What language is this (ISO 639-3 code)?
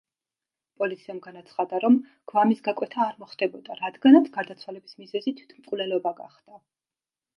kat